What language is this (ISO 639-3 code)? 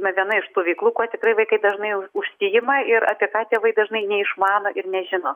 lit